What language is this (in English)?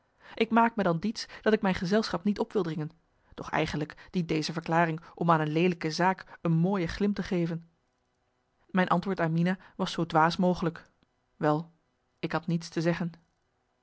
Dutch